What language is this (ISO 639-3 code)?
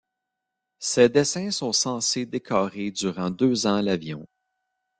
fra